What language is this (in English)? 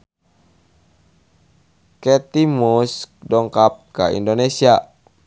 Sundanese